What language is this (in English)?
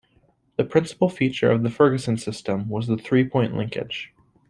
English